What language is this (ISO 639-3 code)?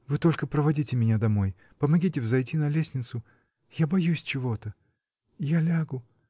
rus